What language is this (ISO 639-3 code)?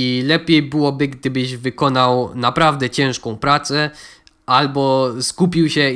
pol